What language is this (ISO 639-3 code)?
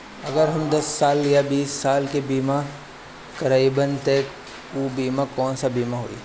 bho